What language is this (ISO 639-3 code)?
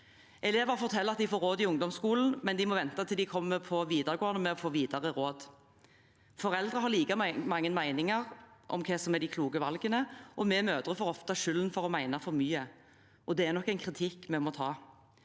nor